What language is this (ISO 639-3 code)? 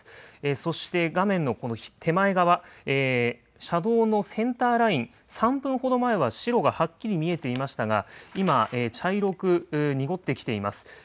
jpn